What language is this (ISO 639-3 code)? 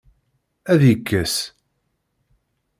kab